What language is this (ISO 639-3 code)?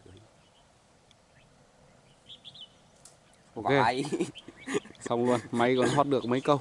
vie